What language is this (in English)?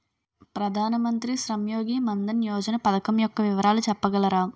Telugu